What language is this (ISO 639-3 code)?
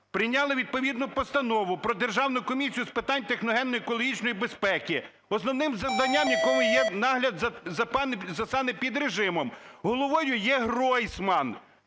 ukr